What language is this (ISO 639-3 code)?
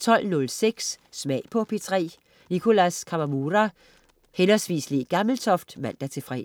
dan